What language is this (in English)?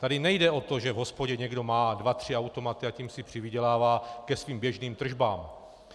Czech